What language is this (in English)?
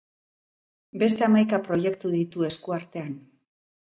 Basque